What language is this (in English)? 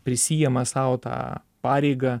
Lithuanian